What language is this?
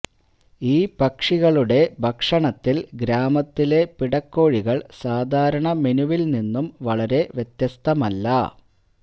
Malayalam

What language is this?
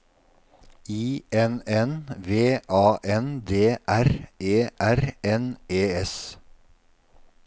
Norwegian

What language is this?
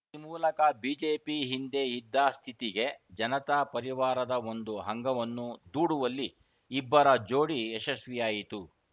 Kannada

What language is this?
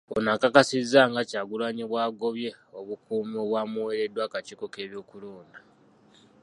Ganda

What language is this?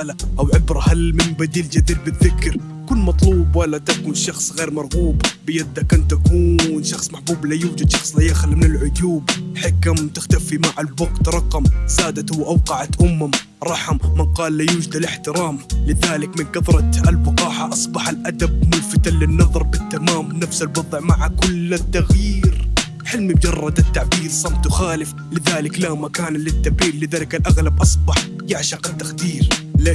Arabic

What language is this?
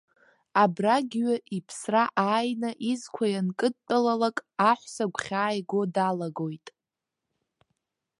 Abkhazian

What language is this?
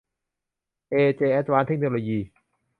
Thai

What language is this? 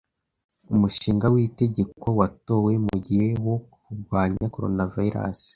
Kinyarwanda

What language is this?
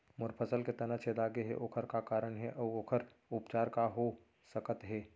Chhattisgarhi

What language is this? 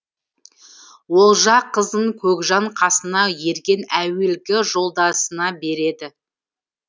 Kazakh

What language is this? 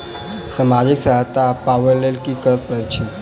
Maithili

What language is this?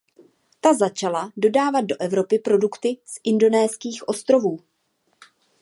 Czech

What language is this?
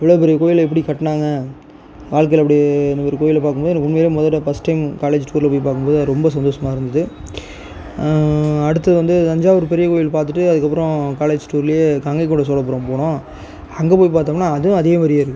Tamil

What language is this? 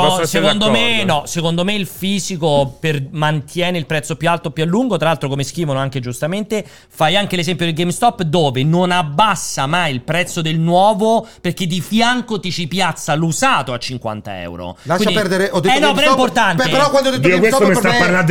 Italian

